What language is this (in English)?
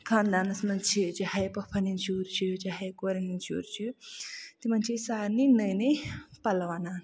Kashmiri